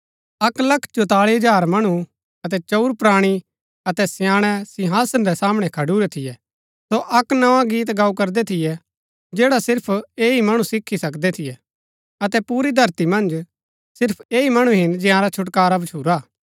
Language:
Gaddi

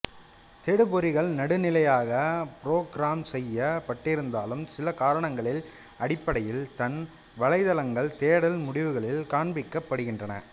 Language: Tamil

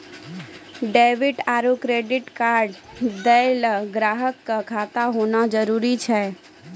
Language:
Maithili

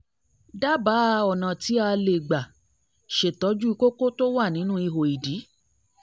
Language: Yoruba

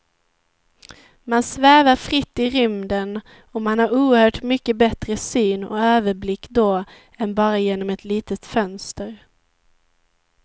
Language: Swedish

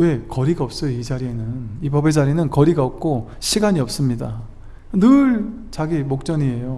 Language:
Korean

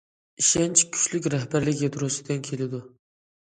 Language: Uyghur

